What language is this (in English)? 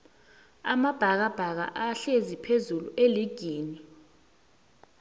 South Ndebele